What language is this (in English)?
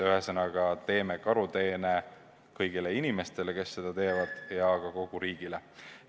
Estonian